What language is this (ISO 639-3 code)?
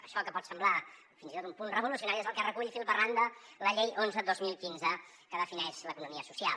cat